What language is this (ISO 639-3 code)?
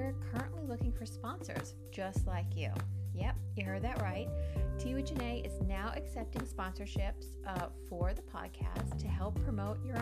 eng